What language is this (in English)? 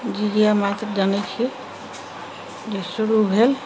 Maithili